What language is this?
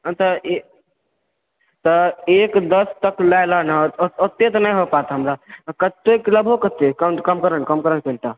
Maithili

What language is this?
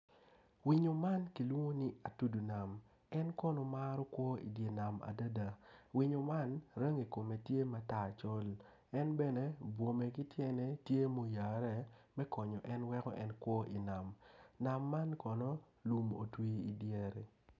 Acoli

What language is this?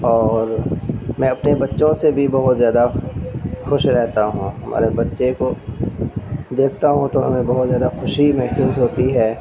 Urdu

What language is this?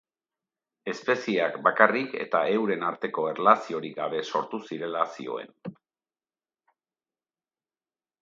Basque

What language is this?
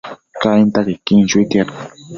Matsés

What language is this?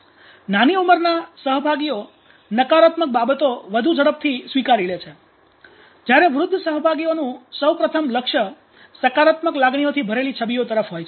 Gujarati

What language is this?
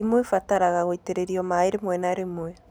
Kikuyu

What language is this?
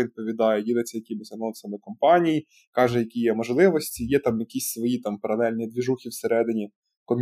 Ukrainian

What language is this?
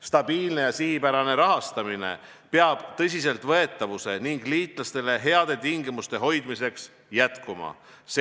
Estonian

